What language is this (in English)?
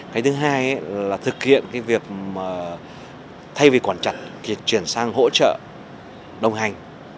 Vietnamese